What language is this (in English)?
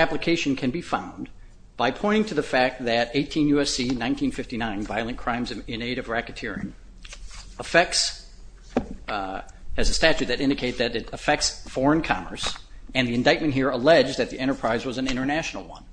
English